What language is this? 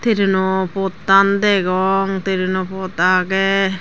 Chakma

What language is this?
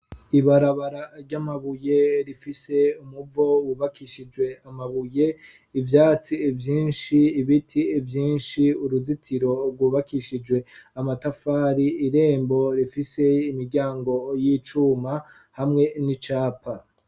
Rundi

